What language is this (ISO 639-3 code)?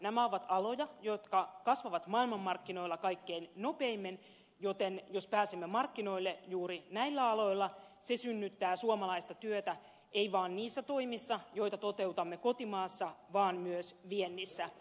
fin